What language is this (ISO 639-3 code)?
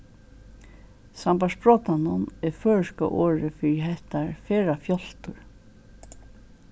fao